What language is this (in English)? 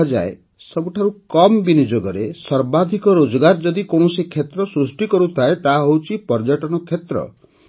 Odia